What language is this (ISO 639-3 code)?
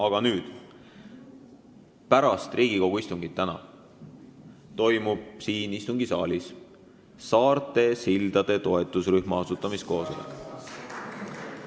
est